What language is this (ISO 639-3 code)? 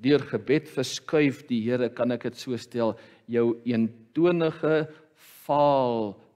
nld